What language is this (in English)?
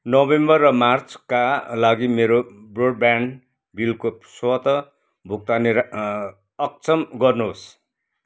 Nepali